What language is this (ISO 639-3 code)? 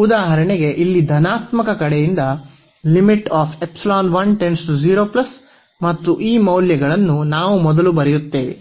kan